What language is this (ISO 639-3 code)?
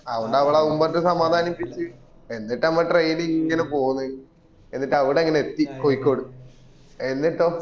mal